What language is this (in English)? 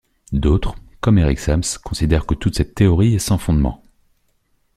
French